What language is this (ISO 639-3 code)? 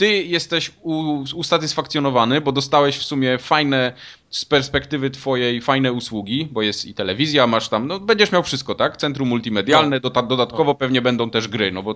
pol